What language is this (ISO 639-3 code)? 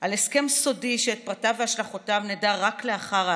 heb